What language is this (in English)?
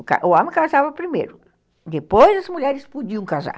Portuguese